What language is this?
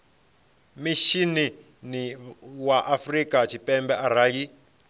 Venda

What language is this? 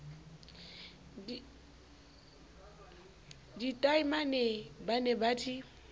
Southern Sotho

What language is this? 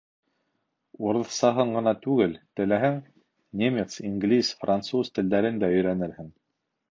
Bashkir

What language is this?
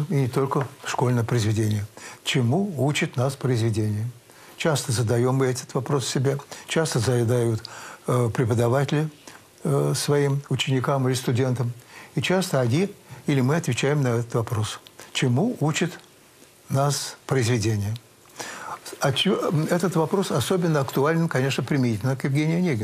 Russian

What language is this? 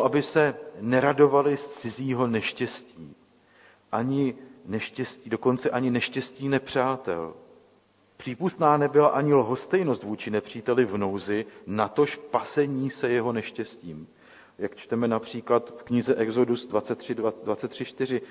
Czech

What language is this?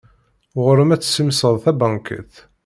Kabyle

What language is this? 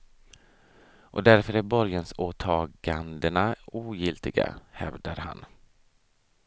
Swedish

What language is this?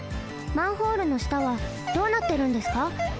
Japanese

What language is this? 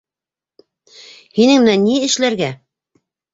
Bashkir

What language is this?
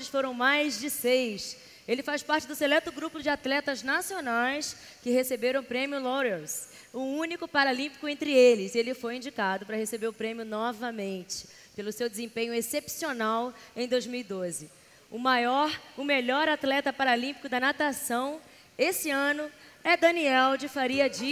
Portuguese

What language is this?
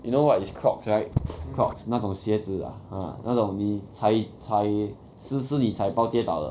English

